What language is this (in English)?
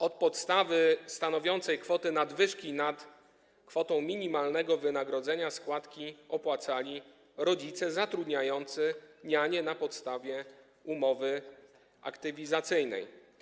Polish